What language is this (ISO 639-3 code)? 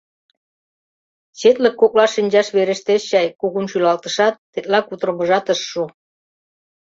chm